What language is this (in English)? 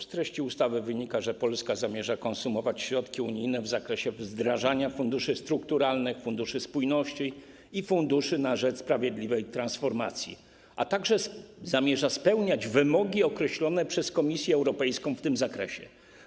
Polish